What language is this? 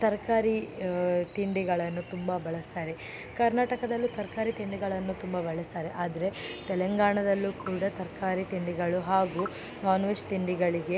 Kannada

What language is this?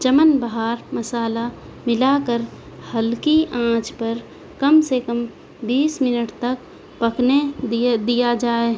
Urdu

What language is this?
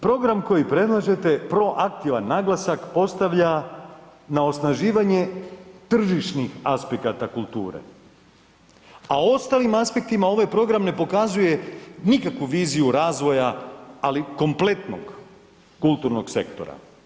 Croatian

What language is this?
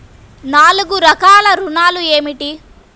Telugu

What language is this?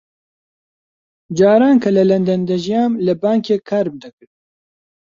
Central Kurdish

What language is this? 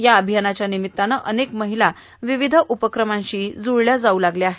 Marathi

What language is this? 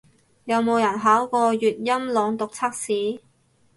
Cantonese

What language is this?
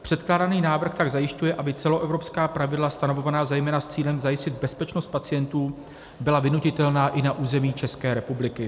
Czech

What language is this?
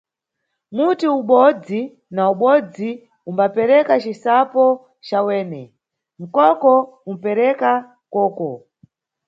Nyungwe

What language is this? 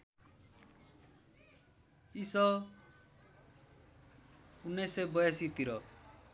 Nepali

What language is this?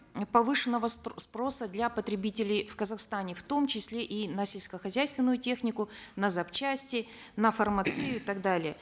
Kazakh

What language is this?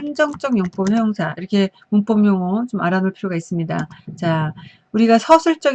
Korean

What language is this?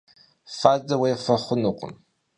Kabardian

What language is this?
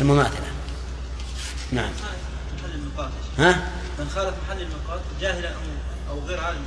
Arabic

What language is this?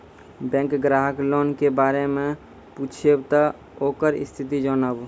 Maithili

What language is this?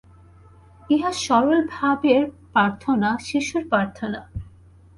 Bangla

